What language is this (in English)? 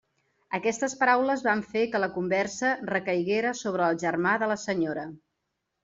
Catalan